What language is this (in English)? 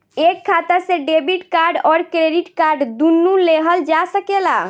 Bhojpuri